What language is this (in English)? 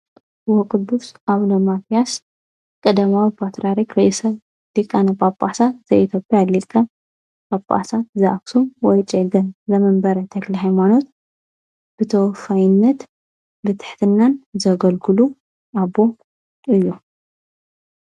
Tigrinya